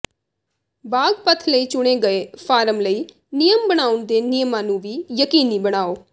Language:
Punjabi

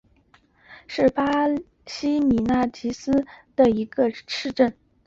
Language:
Chinese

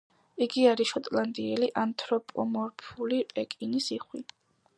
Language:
Georgian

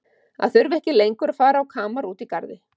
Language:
Icelandic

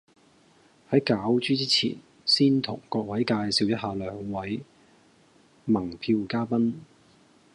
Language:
Cantonese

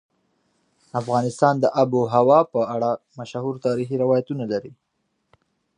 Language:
Pashto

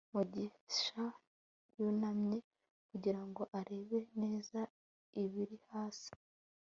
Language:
Kinyarwanda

